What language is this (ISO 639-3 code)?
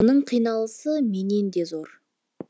kaz